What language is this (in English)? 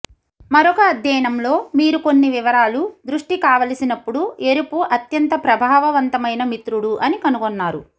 Telugu